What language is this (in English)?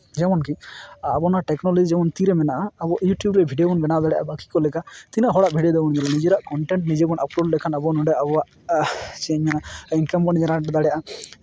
Santali